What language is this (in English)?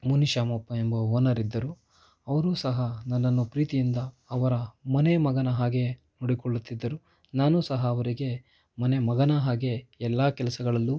Kannada